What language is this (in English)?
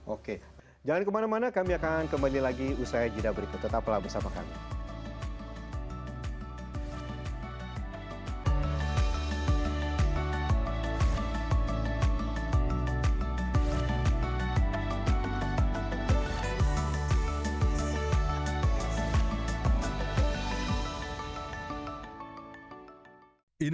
Indonesian